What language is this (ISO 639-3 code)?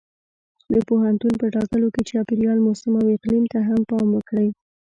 pus